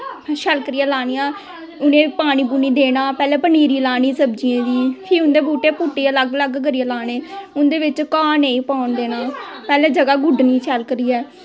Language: Dogri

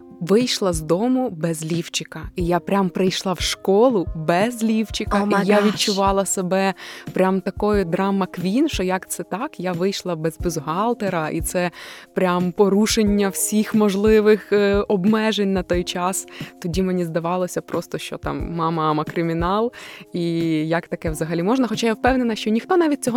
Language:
Ukrainian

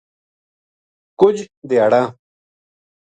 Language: Gujari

